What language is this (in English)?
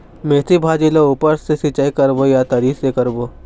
Chhattisgarhi